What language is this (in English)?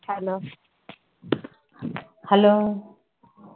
Tamil